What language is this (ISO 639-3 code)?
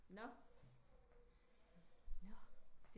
dan